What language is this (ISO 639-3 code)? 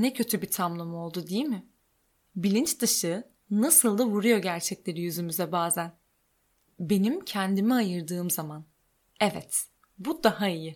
tur